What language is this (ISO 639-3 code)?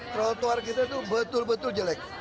ind